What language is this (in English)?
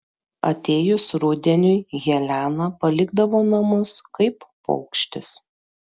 Lithuanian